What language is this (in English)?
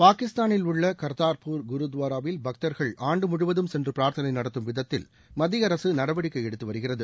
Tamil